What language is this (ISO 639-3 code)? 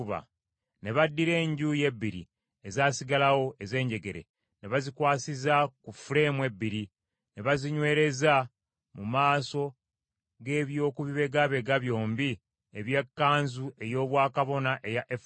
lug